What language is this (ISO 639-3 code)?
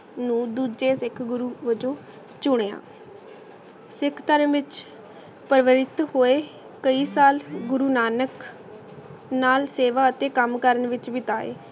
pan